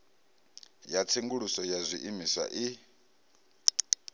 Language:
Venda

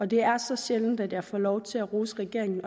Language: Danish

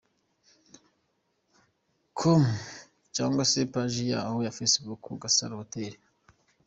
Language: Kinyarwanda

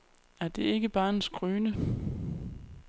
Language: Danish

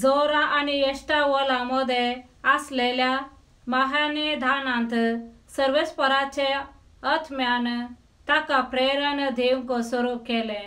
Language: Romanian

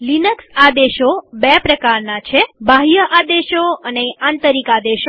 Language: Gujarati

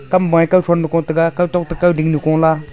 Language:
Wancho Naga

